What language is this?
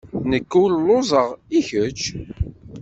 Kabyle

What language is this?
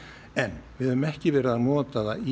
Icelandic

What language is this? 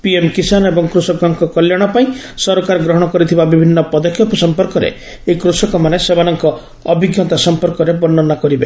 Odia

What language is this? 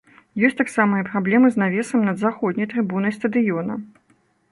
Belarusian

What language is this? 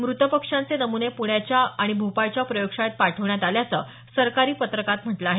Marathi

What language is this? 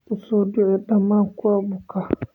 Somali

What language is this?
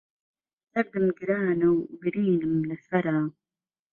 Central Kurdish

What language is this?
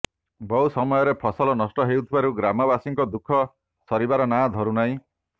Odia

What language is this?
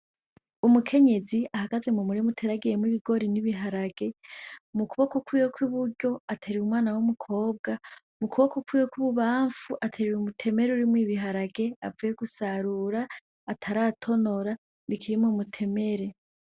Rundi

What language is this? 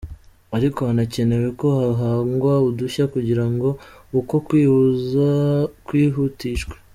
Kinyarwanda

